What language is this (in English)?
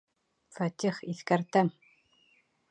Bashkir